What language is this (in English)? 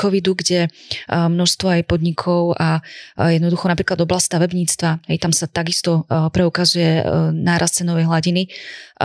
Slovak